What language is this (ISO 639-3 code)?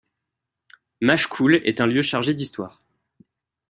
fra